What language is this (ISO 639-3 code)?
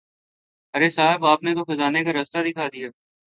urd